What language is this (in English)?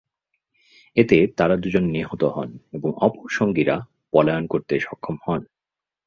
Bangla